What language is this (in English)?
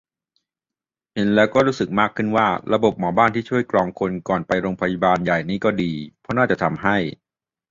Thai